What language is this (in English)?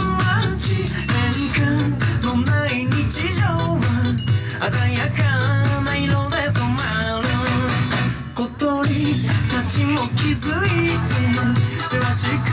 Japanese